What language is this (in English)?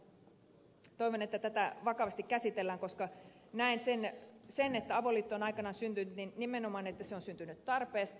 Finnish